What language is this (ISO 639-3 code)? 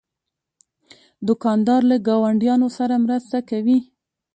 pus